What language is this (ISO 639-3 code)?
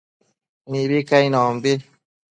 mcf